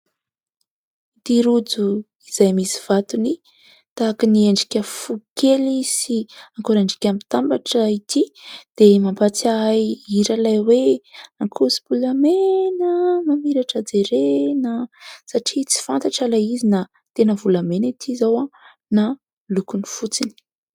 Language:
Malagasy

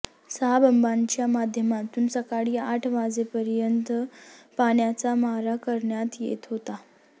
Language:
Marathi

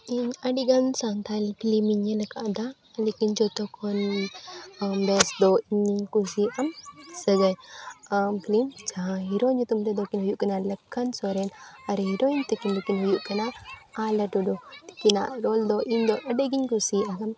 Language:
Santali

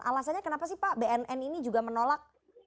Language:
Indonesian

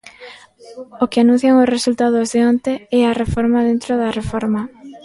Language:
Galician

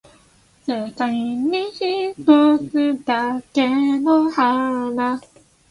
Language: Japanese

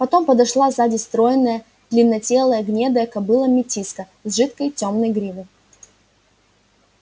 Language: Russian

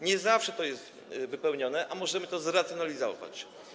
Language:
Polish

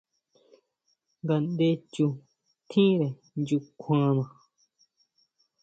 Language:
Huautla Mazatec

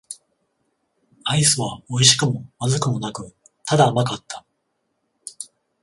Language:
Japanese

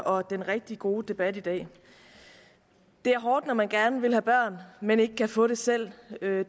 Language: Danish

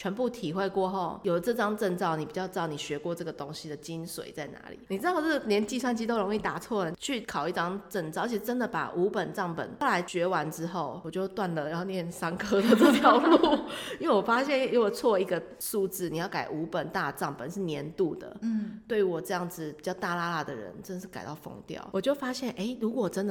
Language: Chinese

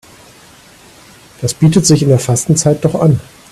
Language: German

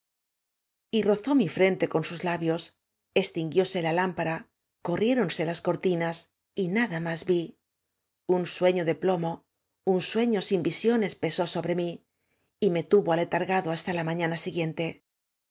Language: Spanish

